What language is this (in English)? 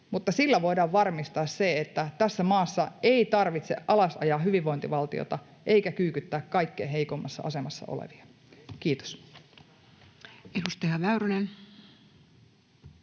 Finnish